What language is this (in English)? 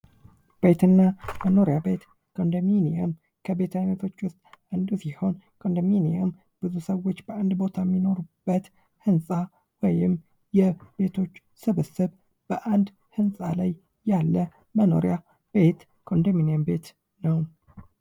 Amharic